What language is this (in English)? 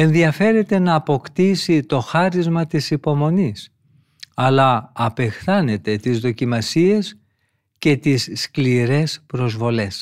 Greek